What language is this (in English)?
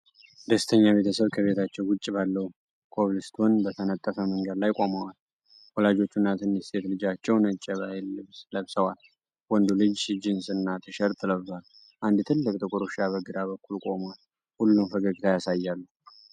Amharic